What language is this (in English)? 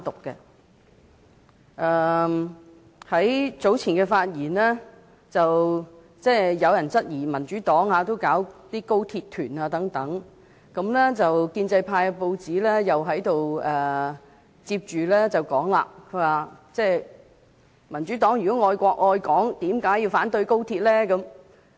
Cantonese